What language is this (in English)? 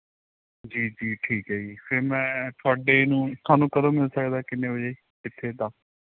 Punjabi